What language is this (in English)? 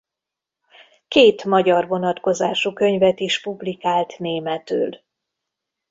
Hungarian